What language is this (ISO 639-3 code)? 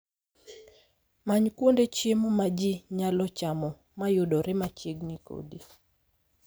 luo